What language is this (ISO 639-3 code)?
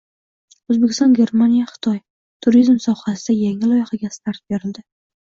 uzb